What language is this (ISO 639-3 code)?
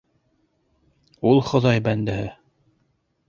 bak